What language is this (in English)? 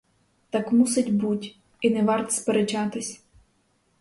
Ukrainian